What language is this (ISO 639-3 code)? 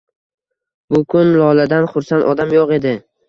uzb